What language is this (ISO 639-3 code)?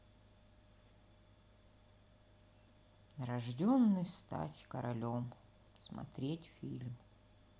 rus